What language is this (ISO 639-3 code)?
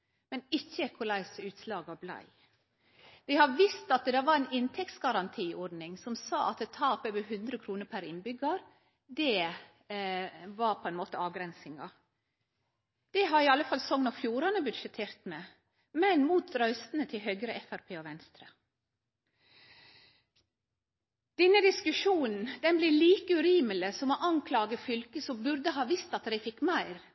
nno